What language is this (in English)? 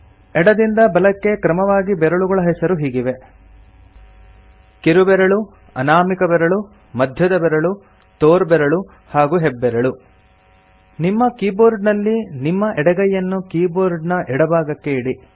Kannada